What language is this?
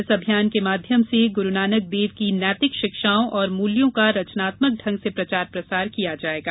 Hindi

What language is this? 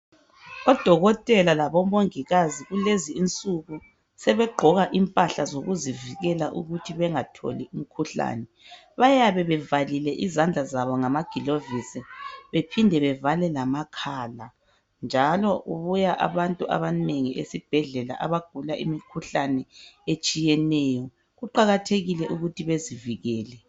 North Ndebele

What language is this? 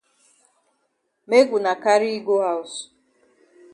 Cameroon Pidgin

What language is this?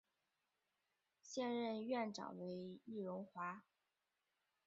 Chinese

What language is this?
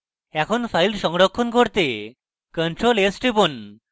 Bangla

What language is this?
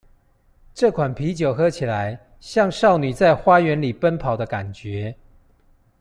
Chinese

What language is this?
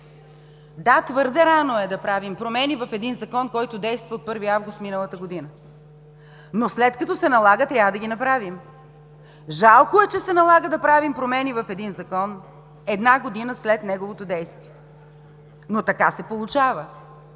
Bulgarian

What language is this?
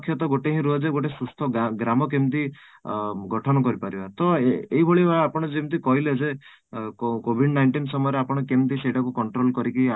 Odia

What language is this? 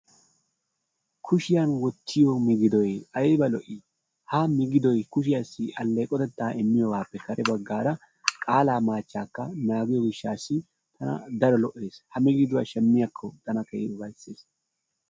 Wolaytta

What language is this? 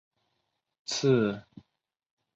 Chinese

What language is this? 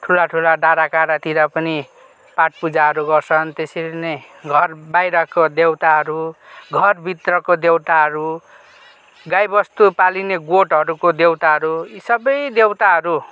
Nepali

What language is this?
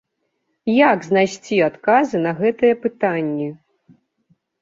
Belarusian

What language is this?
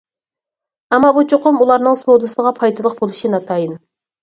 Uyghur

